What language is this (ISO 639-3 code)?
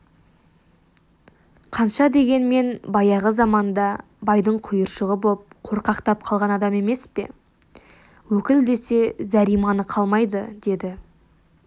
kaz